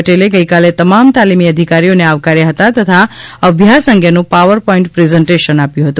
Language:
Gujarati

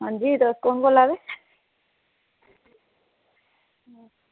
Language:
Dogri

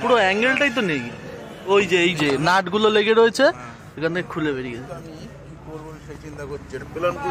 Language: German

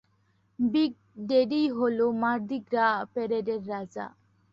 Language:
Bangla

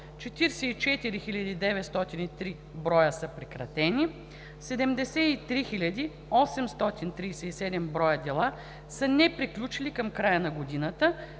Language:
Bulgarian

